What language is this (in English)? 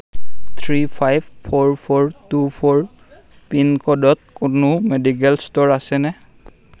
Assamese